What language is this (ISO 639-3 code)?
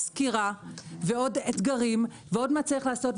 heb